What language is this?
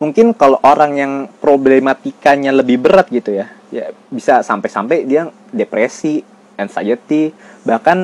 Indonesian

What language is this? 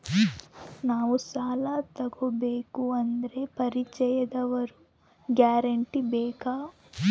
Kannada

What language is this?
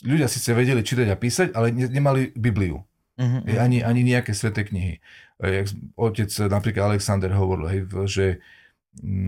Slovak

